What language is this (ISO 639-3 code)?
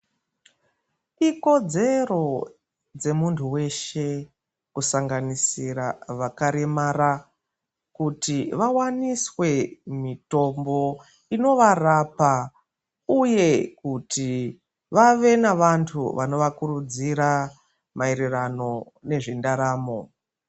ndc